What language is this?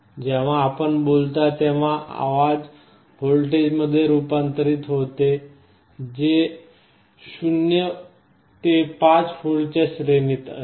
Marathi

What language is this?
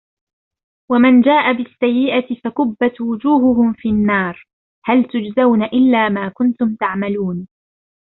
Arabic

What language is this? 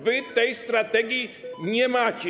Polish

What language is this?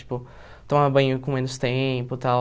Portuguese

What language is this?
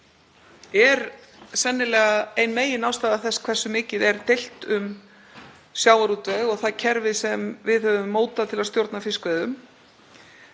Icelandic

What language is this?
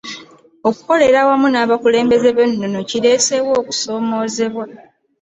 Ganda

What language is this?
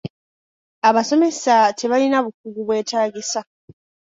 Ganda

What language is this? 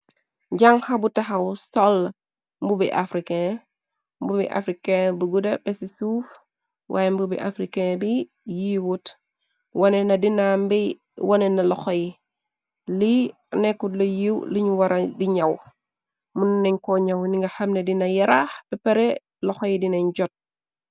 Wolof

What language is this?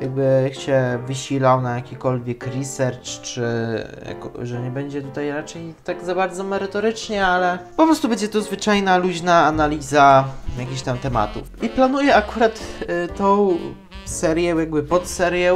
Polish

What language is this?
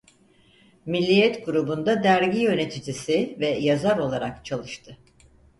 Turkish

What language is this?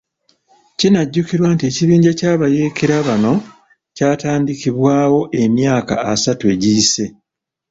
Ganda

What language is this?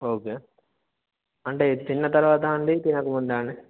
Telugu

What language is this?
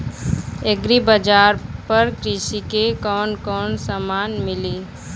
Bhojpuri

